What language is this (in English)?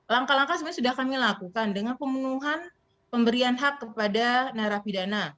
Indonesian